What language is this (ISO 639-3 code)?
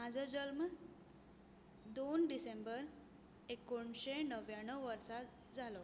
kok